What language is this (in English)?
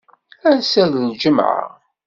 Kabyle